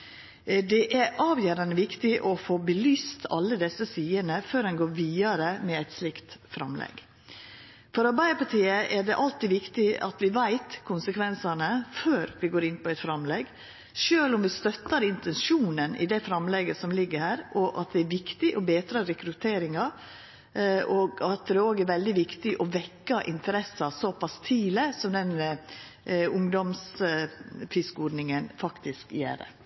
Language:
Norwegian Nynorsk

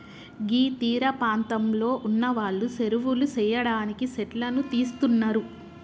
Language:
Telugu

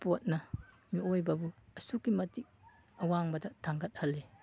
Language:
Manipuri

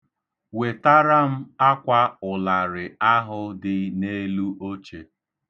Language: Igbo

